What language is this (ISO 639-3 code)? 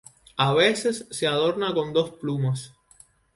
spa